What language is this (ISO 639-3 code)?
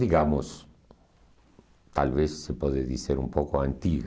por